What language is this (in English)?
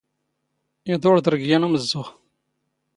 Standard Moroccan Tamazight